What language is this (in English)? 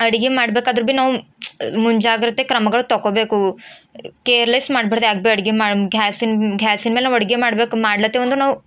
Kannada